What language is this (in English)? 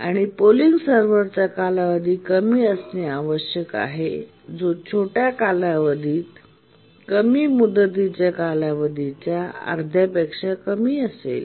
Marathi